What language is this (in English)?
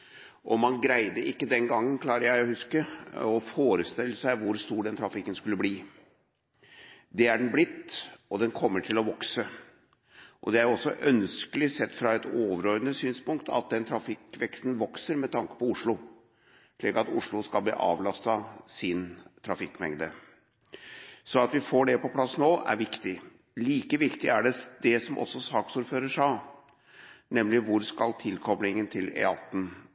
Norwegian Bokmål